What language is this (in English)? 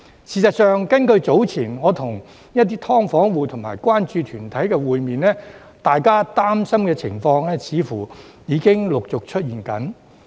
Cantonese